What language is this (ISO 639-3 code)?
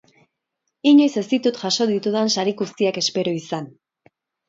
eus